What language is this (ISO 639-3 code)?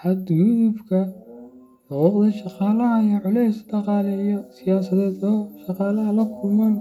som